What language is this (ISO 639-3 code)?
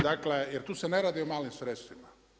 hrv